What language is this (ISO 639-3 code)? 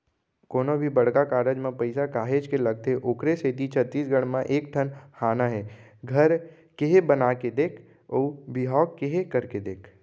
hne